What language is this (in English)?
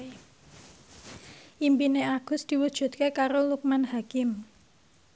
Javanese